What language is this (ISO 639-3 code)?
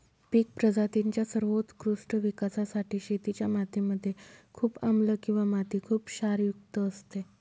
mar